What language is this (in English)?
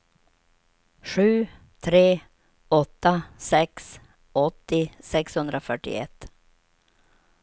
Swedish